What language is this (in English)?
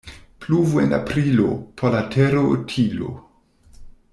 Esperanto